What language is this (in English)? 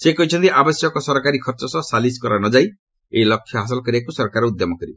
Odia